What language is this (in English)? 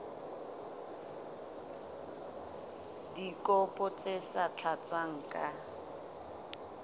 Southern Sotho